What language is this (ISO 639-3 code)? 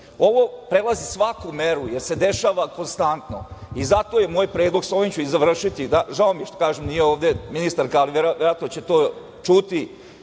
srp